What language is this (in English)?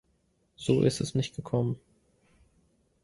German